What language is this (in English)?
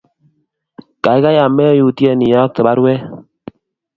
Kalenjin